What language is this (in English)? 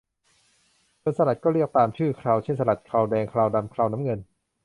Thai